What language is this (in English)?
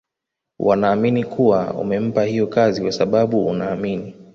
Swahili